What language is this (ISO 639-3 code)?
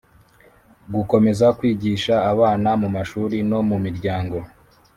kin